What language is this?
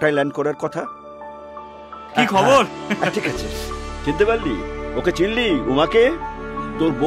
Hindi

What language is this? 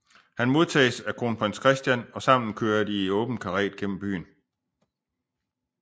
Danish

